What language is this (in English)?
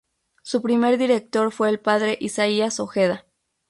Spanish